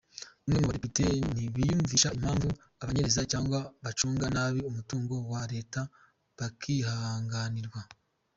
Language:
Kinyarwanda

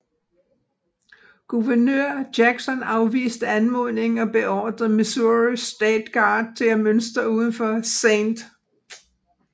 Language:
Danish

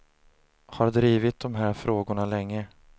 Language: Swedish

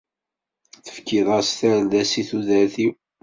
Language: Kabyle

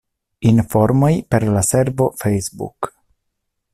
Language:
Esperanto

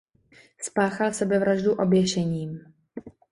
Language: Czech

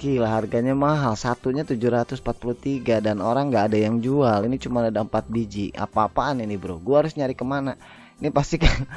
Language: Indonesian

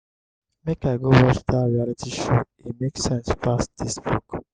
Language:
Nigerian Pidgin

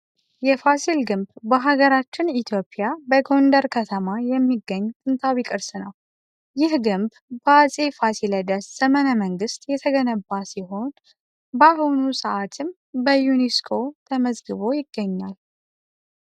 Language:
Amharic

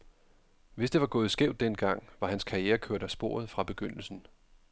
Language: Danish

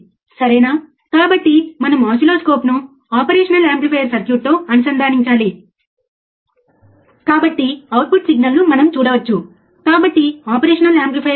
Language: Telugu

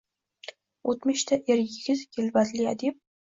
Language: Uzbek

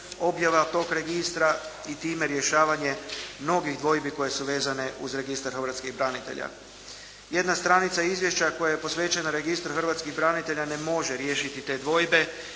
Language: Croatian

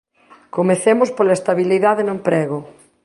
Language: Galician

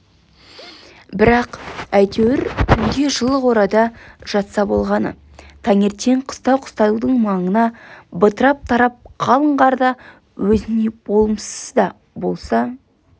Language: Kazakh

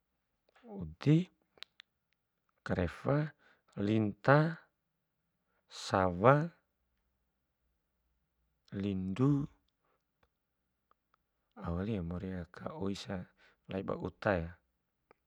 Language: Bima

